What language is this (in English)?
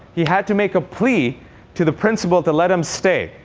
English